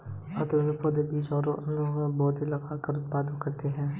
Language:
Hindi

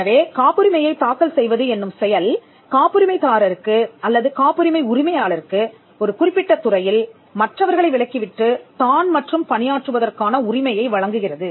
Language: Tamil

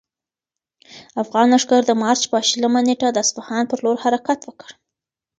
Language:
Pashto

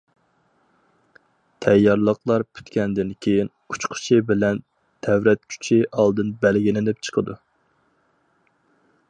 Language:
Uyghur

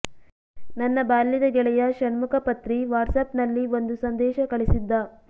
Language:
Kannada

